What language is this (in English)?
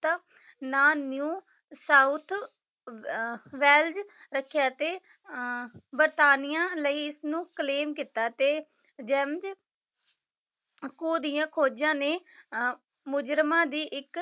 Punjabi